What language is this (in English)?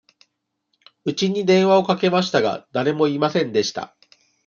Japanese